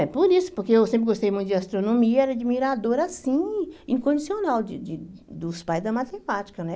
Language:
Portuguese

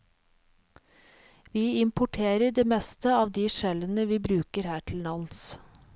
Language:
Norwegian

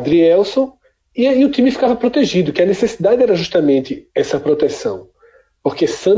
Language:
Portuguese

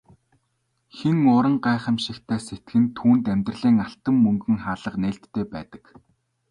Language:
Mongolian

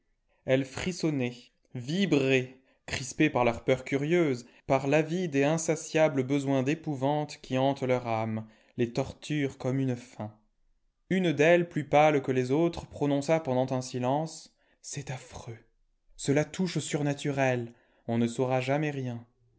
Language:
French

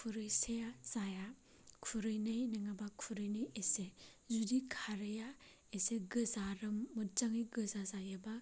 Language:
Bodo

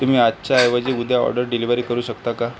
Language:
Marathi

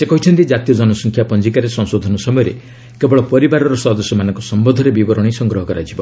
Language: Odia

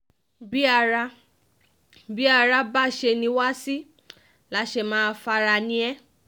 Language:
Yoruba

